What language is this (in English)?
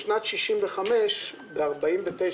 Hebrew